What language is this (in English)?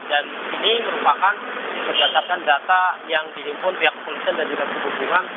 Indonesian